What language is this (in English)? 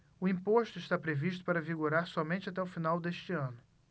Portuguese